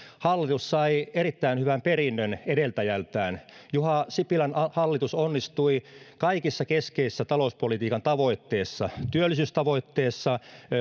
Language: Finnish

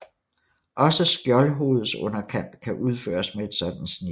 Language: Danish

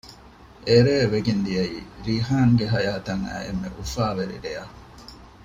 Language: Divehi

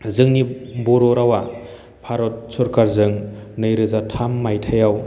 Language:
Bodo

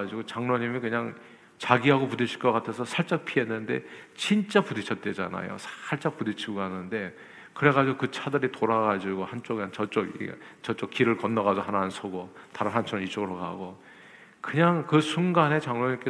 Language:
Korean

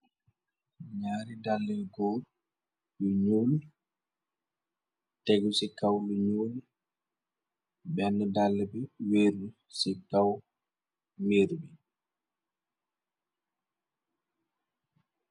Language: Wolof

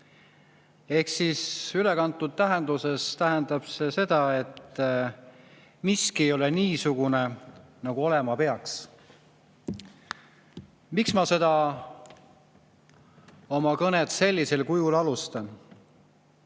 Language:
Estonian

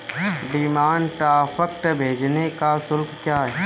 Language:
Hindi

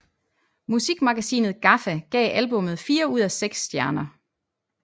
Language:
Danish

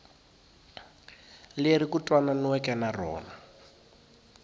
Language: Tsonga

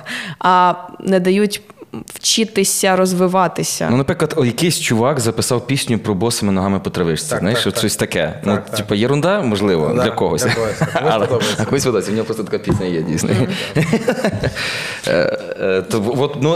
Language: Ukrainian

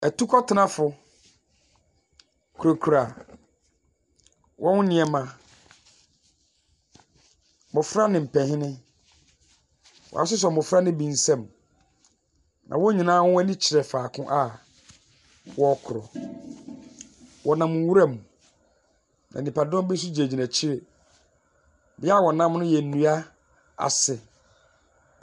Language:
Akan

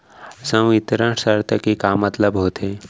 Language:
Chhattisgarhi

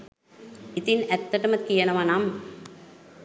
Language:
Sinhala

